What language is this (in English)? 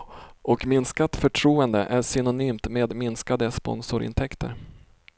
Swedish